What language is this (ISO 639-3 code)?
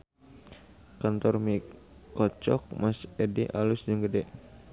sun